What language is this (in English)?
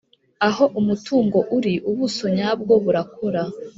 Kinyarwanda